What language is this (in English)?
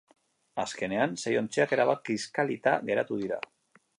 Basque